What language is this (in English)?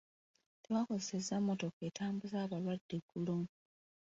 Ganda